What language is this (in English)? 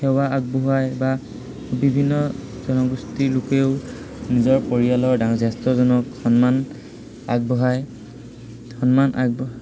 Assamese